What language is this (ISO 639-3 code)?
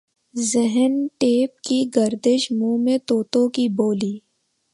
urd